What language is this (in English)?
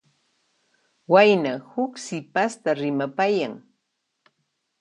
Puno Quechua